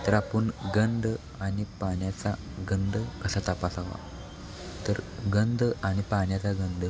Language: Marathi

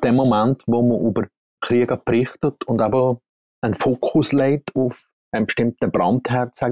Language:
German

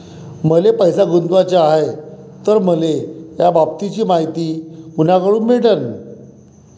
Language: Marathi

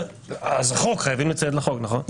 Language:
Hebrew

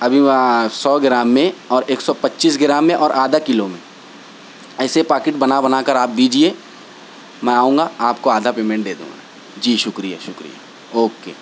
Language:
Urdu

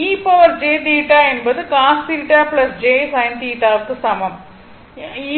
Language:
Tamil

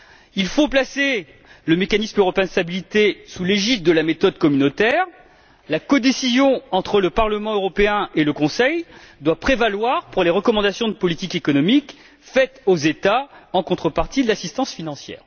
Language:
French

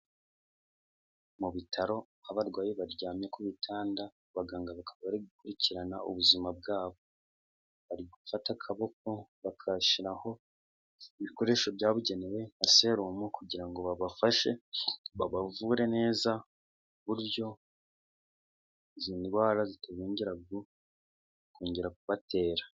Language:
Kinyarwanda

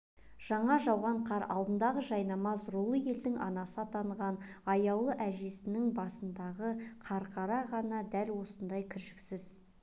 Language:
Kazakh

